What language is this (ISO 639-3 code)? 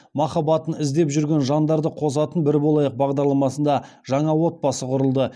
kaz